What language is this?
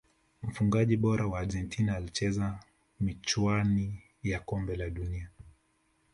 Swahili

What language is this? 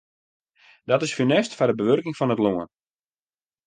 Western Frisian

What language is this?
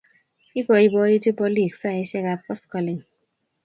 Kalenjin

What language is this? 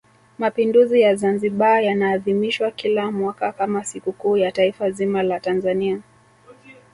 Swahili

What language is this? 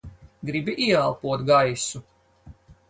Latvian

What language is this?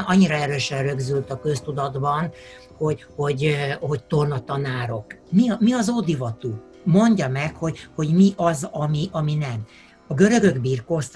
Hungarian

